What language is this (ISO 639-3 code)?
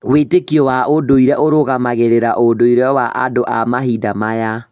kik